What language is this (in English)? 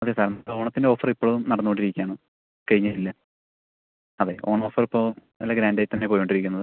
Malayalam